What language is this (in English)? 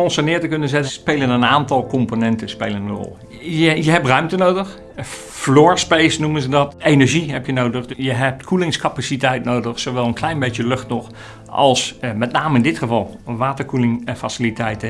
Dutch